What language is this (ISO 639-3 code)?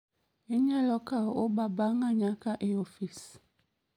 luo